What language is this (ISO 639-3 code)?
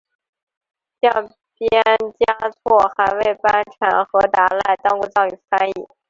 zho